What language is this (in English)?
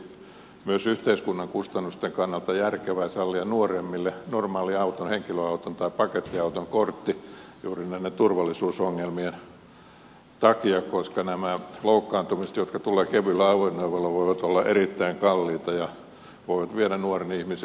Finnish